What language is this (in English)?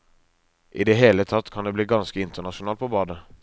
Norwegian